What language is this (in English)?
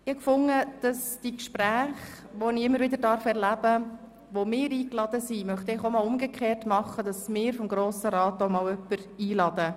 Swiss German